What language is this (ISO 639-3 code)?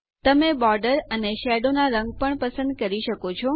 guj